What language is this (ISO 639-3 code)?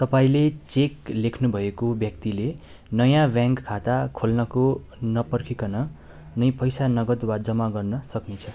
nep